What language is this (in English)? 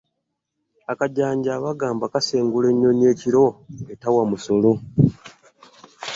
Ganda